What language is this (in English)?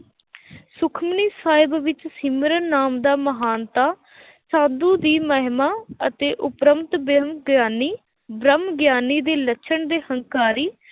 Punjabi